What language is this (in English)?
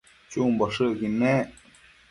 Matsés